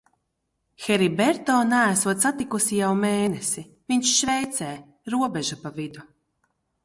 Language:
Latvian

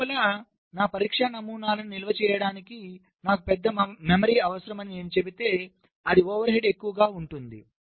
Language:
Telugu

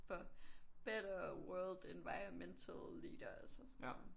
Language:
Danish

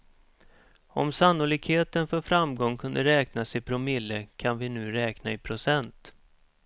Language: Swedish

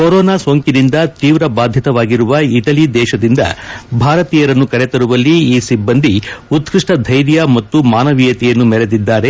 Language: Kannada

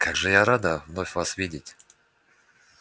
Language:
Russian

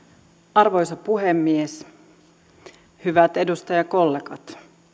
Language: Finnish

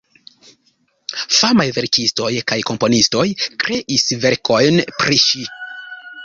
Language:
Esperanto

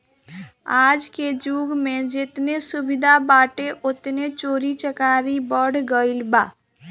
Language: Bhojpuri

